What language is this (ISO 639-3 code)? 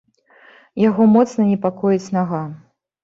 bel